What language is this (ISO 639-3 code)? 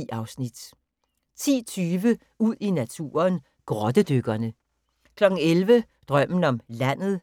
dan